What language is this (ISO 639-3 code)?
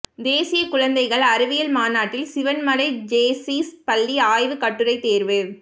tam